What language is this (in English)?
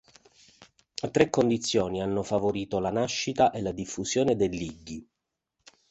Italian